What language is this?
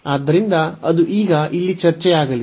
Kannada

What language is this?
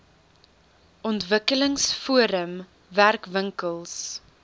Afrikaans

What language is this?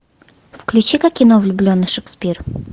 Russian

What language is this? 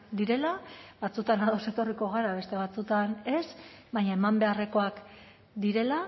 Basque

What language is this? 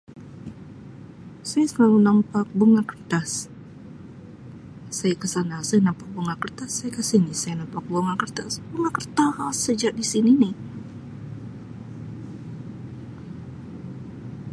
Sabah Malay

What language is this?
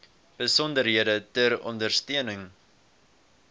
Afrikaans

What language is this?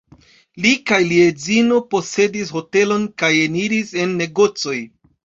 Esperanto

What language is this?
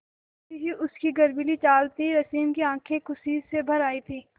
Hindi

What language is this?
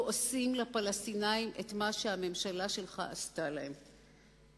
Hebrew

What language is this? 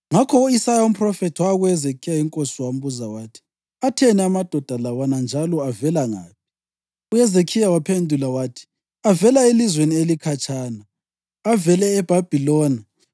North Ndebele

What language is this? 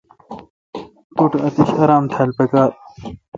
Kalkoti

